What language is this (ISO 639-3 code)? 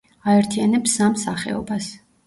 kat